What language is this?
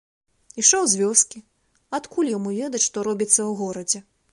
Belarusian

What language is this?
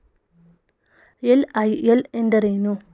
Kannada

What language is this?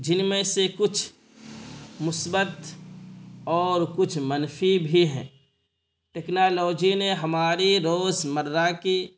Urdu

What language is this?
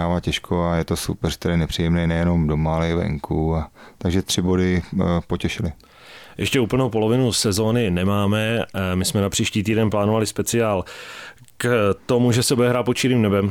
Czech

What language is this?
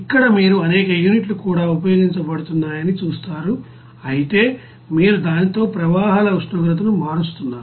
Telugu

